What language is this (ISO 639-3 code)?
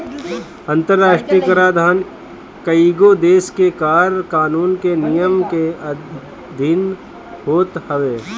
bho